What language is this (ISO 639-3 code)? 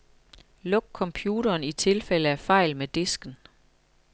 dan